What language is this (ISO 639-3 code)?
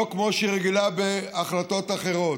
heb